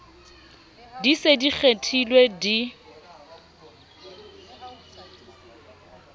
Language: Southern Sotho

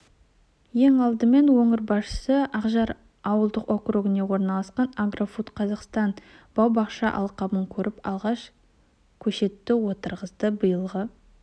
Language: Kazakh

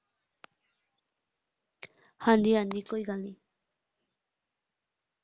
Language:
Punjabi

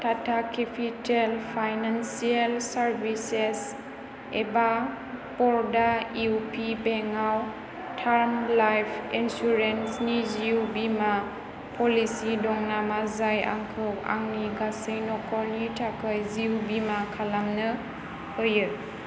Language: Bodo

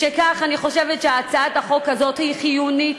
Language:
Hebrew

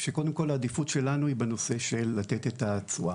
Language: Hebrew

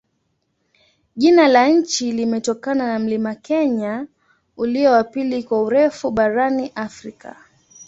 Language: Swahili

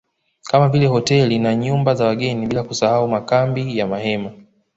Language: Swahili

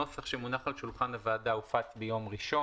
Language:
Hebrew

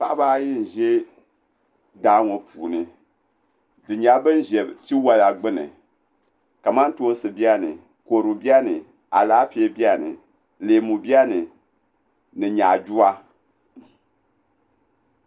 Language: Dagbani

